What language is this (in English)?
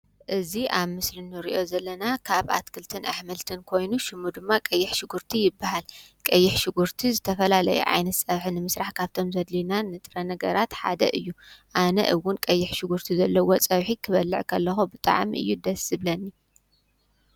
Tigrinya